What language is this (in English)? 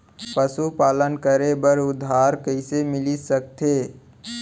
Chhattisgarhi